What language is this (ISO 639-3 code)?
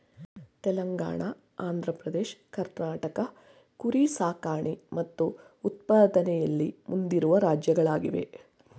kan